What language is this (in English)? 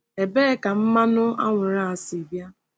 Igbo